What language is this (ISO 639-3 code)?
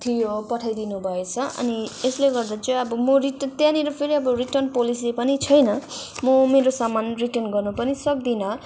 nep